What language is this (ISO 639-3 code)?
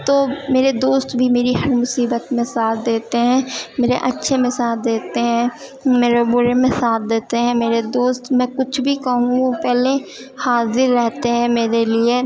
urd